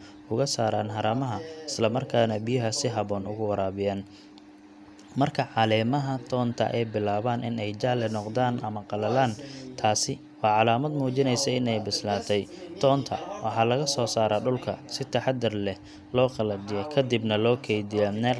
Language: Somali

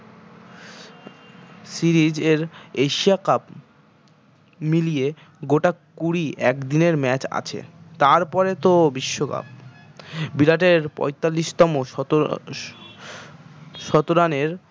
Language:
Bangla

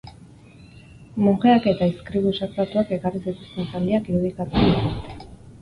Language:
Basque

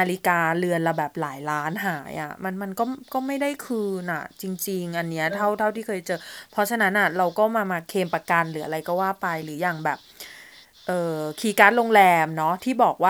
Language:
Thai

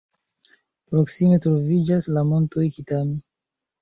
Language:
Esperanto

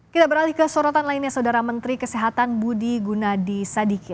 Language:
Indonesian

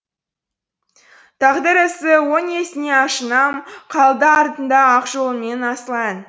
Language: Kazakh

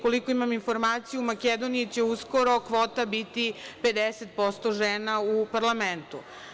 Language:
Serbian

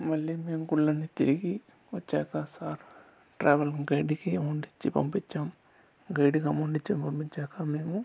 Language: Telugu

